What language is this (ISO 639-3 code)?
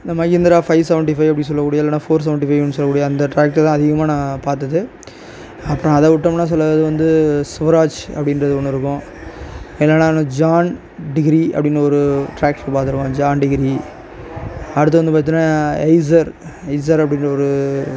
tam